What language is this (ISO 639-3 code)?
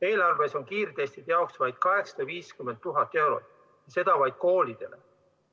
est